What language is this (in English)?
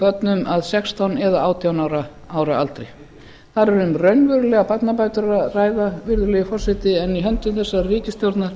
Icelandic